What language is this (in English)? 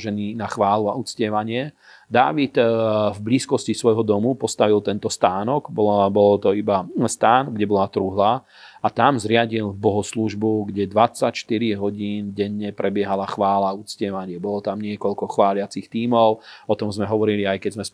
Slovak